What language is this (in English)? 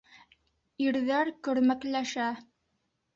Bashkir